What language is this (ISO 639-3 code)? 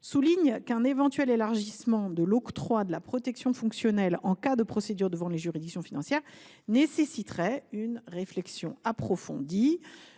fra